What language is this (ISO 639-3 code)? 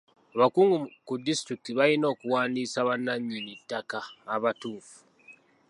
lug